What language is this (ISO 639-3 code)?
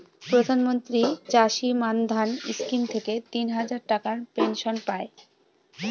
ben